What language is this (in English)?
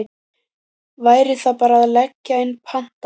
Icelandic